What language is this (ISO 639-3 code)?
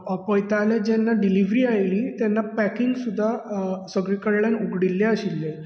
kok